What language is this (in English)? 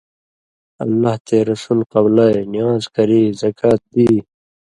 Indus Kohistani